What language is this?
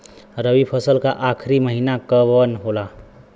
Bhojpuri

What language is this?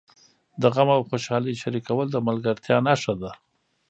Pashto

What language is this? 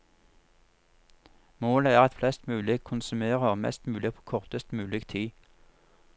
Norwegian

